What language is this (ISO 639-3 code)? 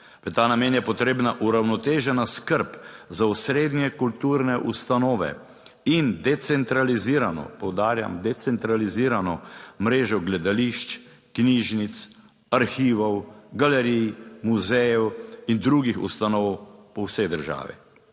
slv